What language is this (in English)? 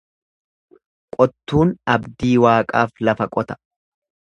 Oromo